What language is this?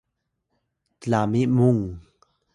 Atayal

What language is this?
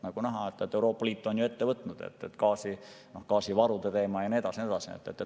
Estonian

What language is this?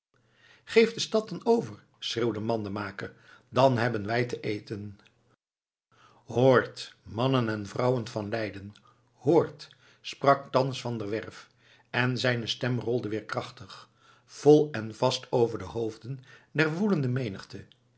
Dutch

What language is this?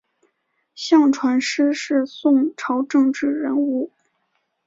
Chinese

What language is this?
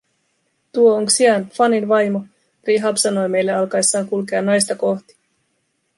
Finnish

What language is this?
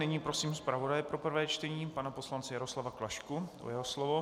Czech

